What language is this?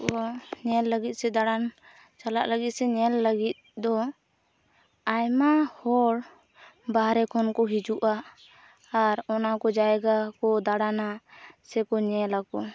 Santali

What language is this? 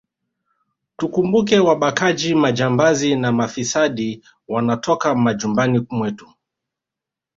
Swahili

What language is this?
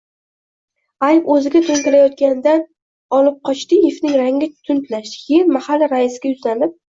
Uzbek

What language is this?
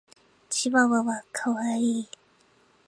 Japanese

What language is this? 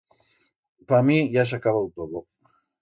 Aragonese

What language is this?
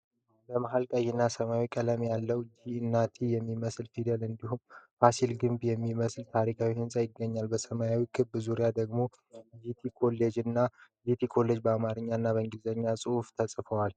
Amharic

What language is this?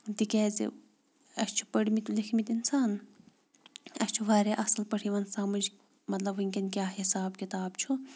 Kashmiri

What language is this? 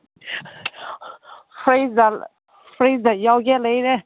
Manipuri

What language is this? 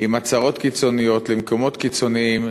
Hebrew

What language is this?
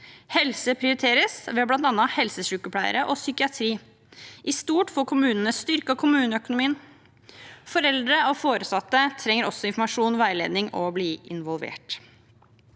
Norwegian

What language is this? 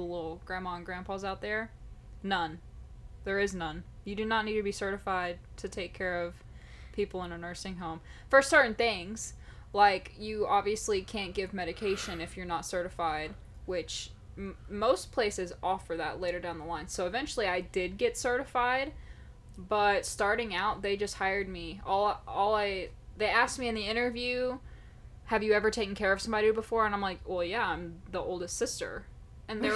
English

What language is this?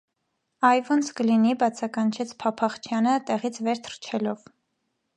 Armenian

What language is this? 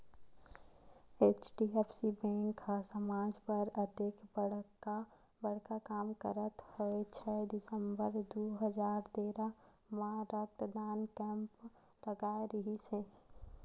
Chhattisgarhi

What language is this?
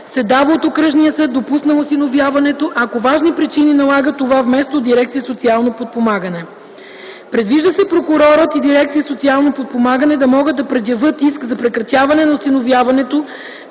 Bulgarian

